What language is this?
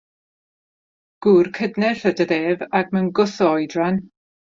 Welsh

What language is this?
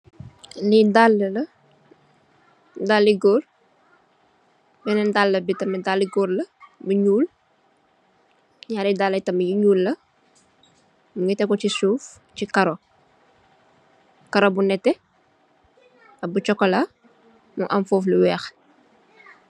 Wolof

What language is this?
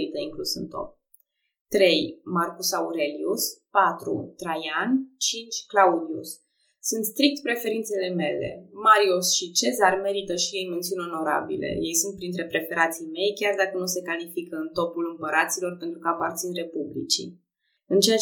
Romanian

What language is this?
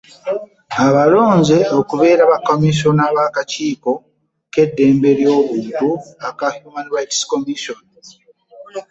Ganda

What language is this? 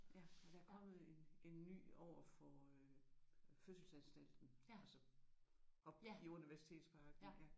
Danish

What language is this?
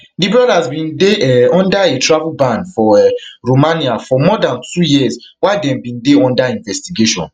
Nigerian Pidgin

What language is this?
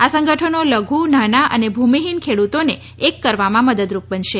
Gujarati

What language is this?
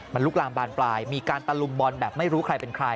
Thai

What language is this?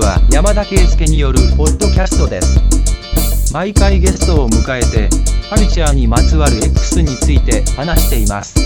Japanese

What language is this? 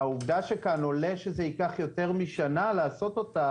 Hebrew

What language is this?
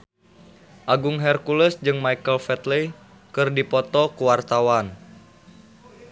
Sundanese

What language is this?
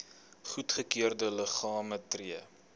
Afrikaans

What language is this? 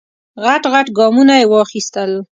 Pashto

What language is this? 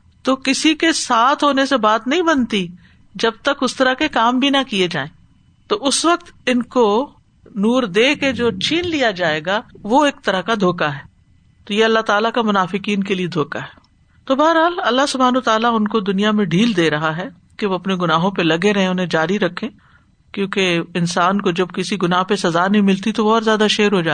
Urdu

